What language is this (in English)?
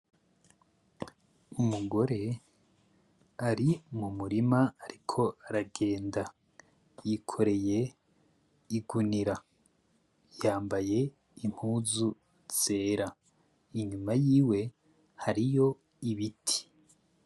Rundi